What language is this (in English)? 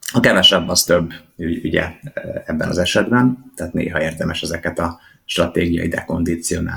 Hungarian